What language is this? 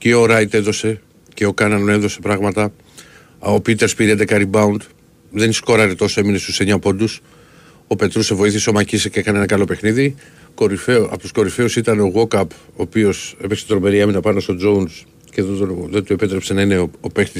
Greek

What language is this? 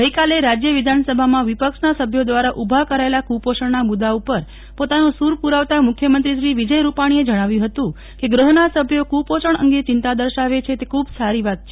Gujarati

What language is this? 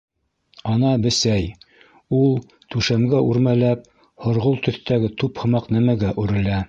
Bashkir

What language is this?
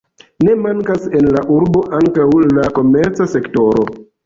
Esperanto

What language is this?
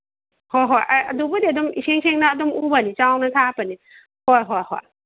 Manipuri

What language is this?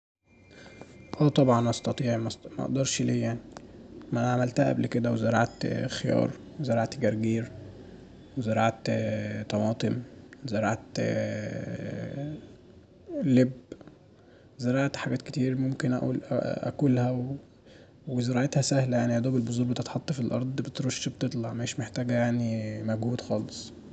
Egyptian Arabic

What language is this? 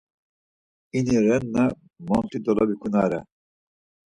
Laz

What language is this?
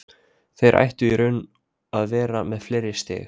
Icelandic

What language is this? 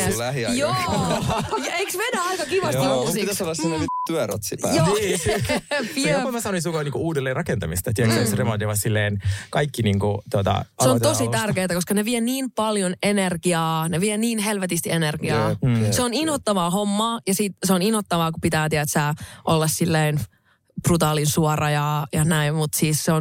Finnish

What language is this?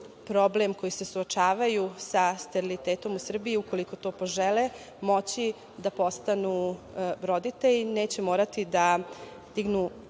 Serbian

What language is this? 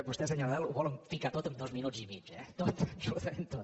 Catalan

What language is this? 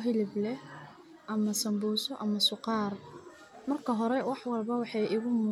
Somali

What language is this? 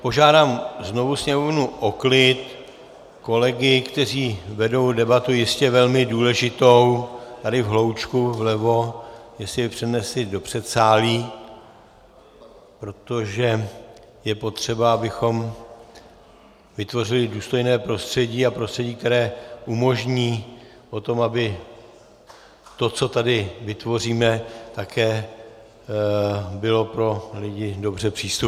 Czech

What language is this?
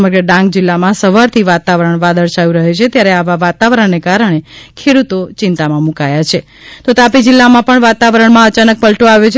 Gujarati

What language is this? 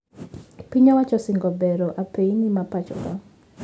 Luo (Kenya and Tanzania)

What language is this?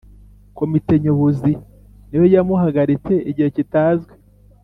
Kinyarwanda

